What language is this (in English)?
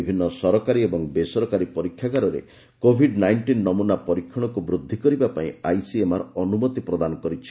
Odia